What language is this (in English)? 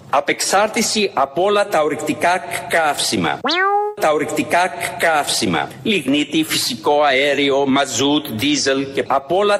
Greek